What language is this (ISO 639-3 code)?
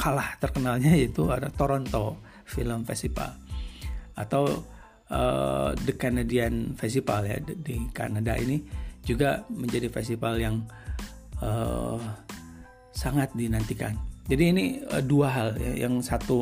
ind